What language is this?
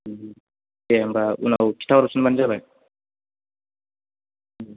Bodo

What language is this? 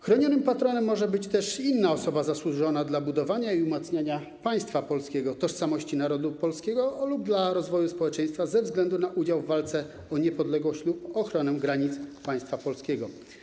Polish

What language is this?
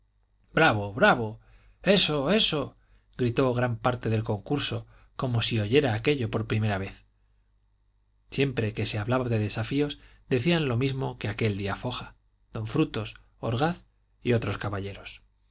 Spanish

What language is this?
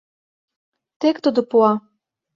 Mari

